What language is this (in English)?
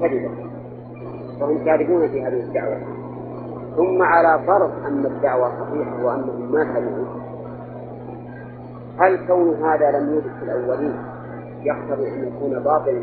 Arabic